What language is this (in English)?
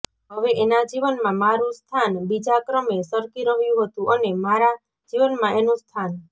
Gujarati